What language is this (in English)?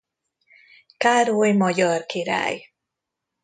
Hungarian